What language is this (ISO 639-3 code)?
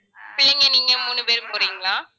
tam